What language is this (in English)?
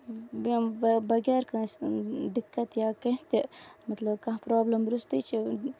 Kashmiri